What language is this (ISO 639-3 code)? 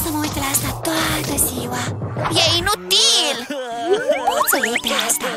ron